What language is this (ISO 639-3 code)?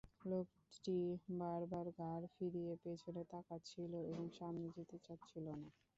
ben